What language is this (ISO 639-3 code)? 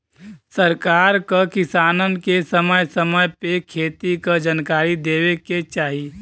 bho